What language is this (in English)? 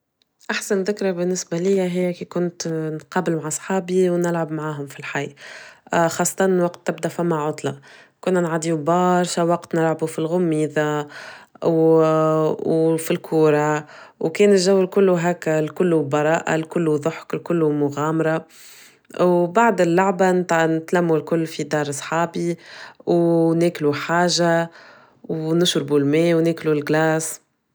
Tunisian Arabic